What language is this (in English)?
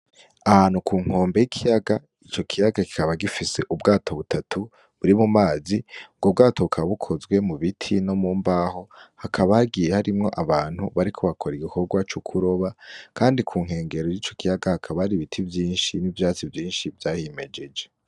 Rundi